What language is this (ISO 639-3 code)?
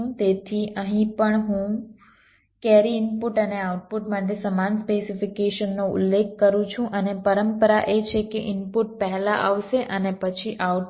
guj